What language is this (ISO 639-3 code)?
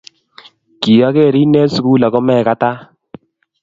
kln